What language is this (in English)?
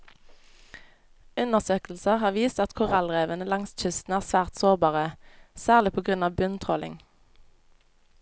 Norwegian